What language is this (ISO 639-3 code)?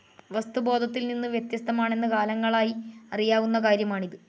mal